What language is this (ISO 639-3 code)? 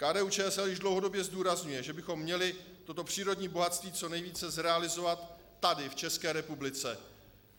ces